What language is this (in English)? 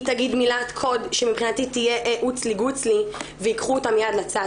Hebrew